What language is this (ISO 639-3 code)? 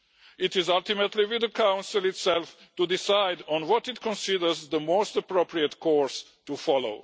eng